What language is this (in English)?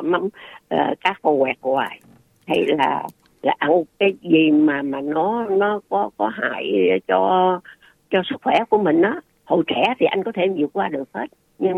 Vietnamese